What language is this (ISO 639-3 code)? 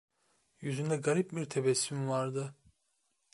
tur